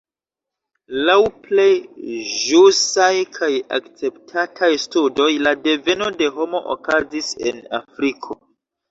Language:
Esperanto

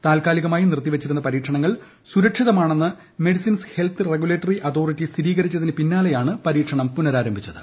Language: Malayalam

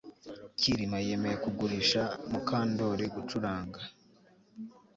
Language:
Kinyarwanda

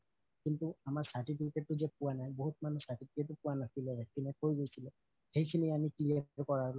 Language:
Assamese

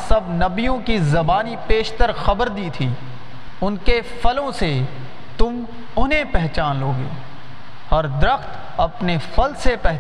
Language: Urdu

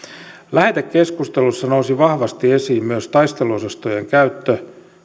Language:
Finnish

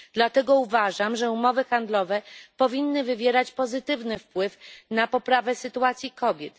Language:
Polish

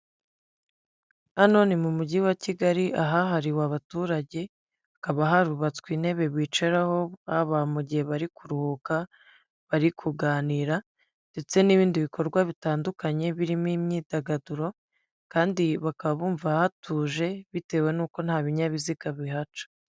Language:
Kinyarwanda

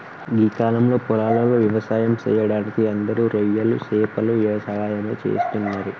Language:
Telugu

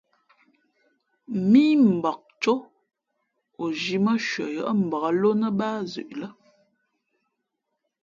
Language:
Fe'fe'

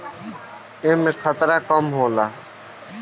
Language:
Bhojpuri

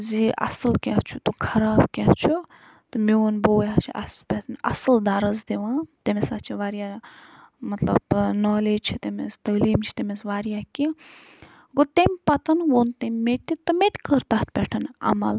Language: Kashmiri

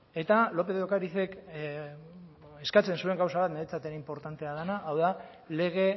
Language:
Basque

